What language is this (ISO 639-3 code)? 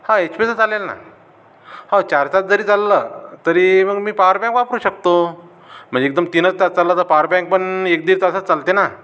mar